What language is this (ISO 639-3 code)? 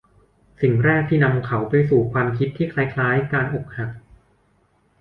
tha